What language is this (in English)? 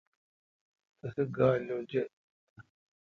Kalkoti